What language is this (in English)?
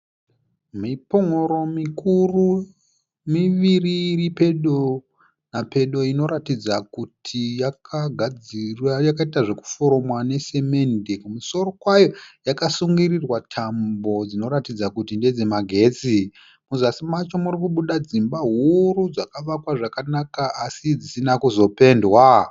Shona